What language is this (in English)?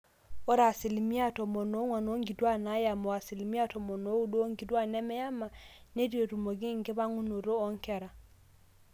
Masai